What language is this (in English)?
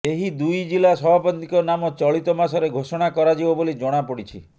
Odia